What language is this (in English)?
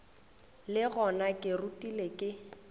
Northern Sotho